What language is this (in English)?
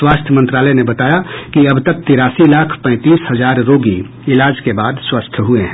Hindi